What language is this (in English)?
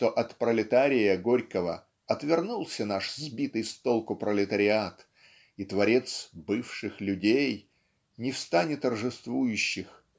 Russian